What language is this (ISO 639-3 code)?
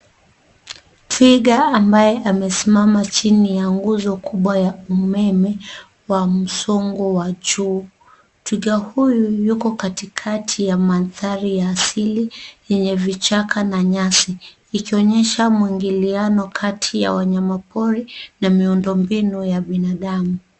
swa